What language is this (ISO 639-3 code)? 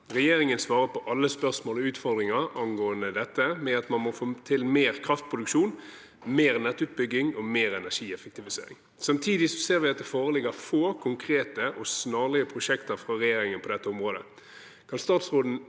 nor